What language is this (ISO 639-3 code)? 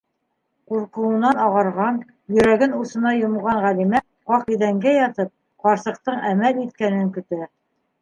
bak